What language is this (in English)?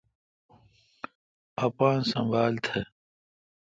Kalkoti